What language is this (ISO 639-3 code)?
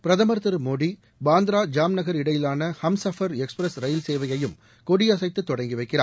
tam